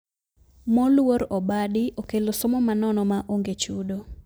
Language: Luo (Kenya and Tanzania)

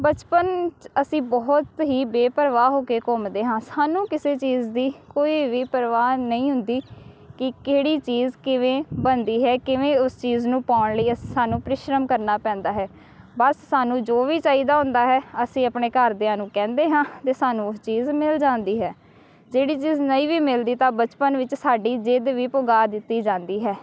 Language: Punjabi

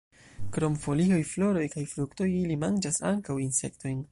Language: Esperanto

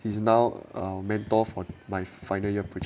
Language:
English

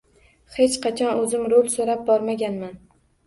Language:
Uzbek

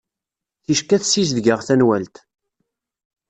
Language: Kabyle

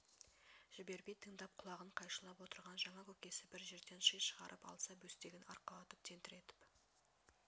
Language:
Kazakh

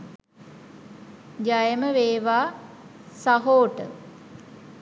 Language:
Sinhala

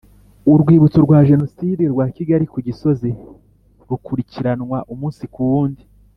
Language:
Kinyarwanda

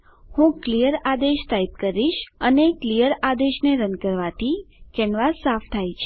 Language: Gujarati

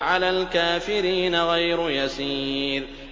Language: Arabic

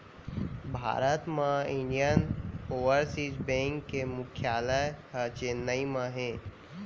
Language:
Chhattisgarhi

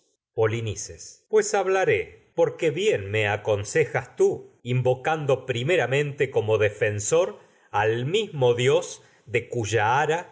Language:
Spanish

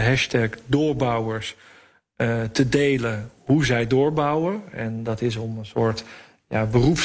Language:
Dutch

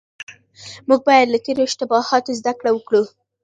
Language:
Pashto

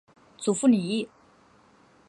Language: Chinese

